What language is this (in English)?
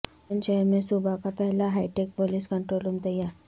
Urdu